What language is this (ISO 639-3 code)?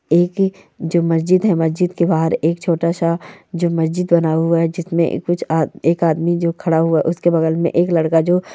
mwr